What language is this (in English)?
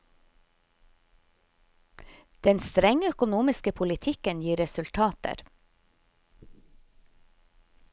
Norwegian